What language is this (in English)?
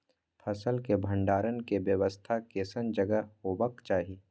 Maithili